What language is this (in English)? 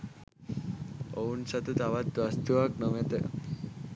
Sinhala